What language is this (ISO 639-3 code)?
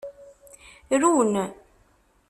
kab